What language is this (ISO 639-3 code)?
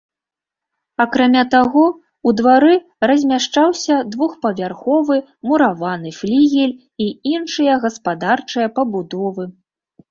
bel